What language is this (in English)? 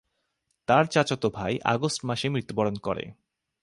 Bangla